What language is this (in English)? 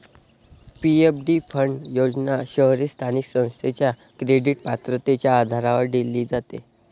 Marathi